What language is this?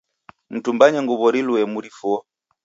Taita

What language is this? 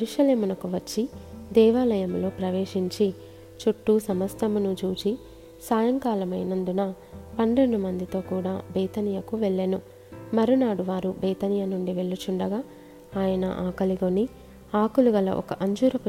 Telugu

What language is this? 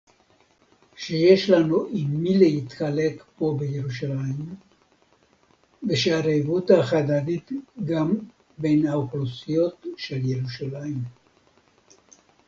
Hebrew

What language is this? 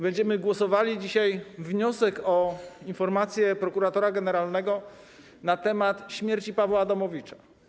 Polish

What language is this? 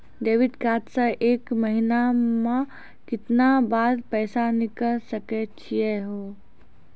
Maithili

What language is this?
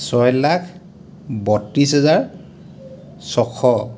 Assamese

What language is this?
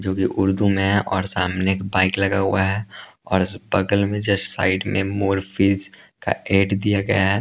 Hindi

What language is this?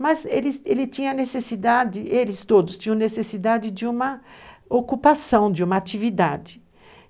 Portuguese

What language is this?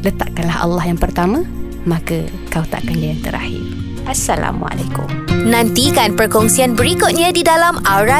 Malay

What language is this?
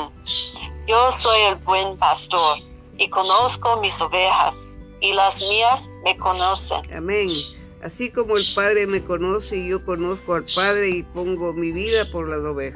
Spanish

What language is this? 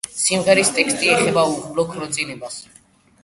Georgian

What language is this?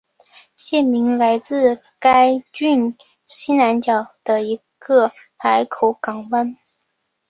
Chinese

